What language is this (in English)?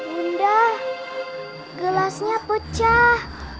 Indonesian